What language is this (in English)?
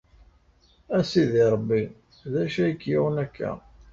Kabyle